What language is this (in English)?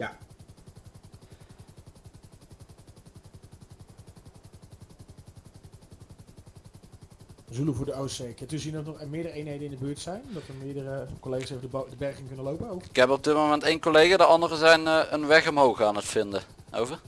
Dutch